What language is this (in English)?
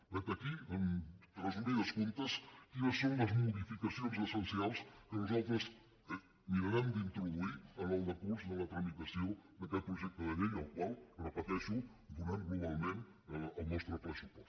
Catalan